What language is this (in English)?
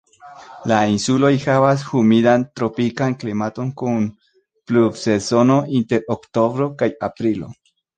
Esperanto